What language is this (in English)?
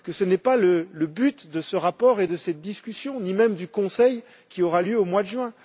French